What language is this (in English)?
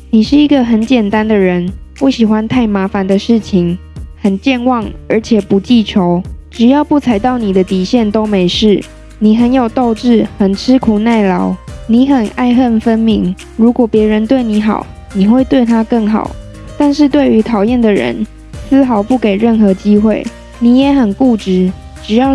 Chinese